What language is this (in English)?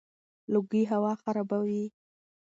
Pashto